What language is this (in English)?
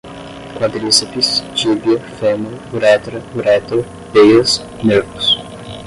Portuguese